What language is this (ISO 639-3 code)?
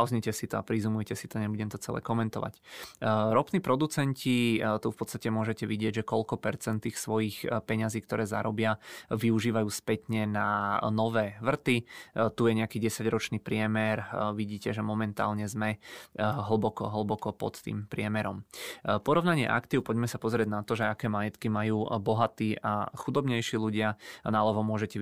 ces